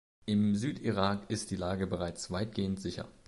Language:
German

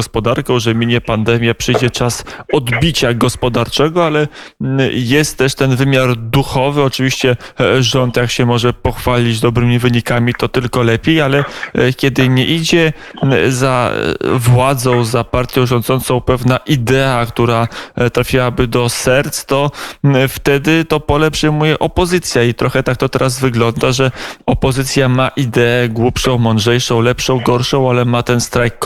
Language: Polish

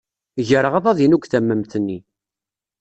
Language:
Kabyle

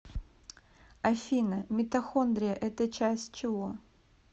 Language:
Russian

